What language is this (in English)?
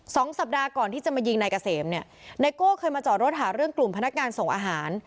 Thai